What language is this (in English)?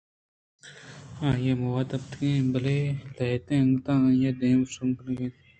Eastern Balochi